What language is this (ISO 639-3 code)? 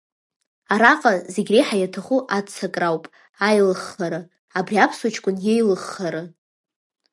abk